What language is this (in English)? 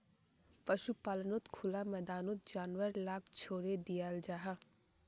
Magahi